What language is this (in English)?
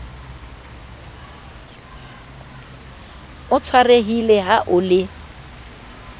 Southern Sotho